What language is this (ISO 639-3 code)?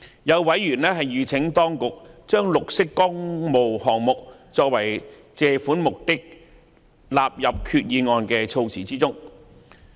yue